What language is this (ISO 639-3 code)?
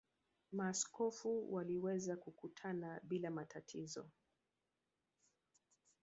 swa